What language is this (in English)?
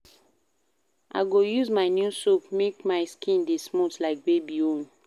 Nigerian Pidgin